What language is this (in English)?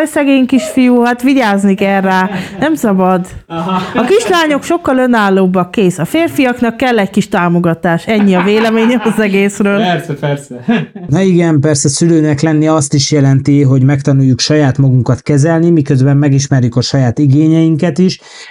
Hungarian